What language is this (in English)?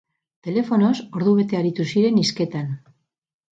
Basque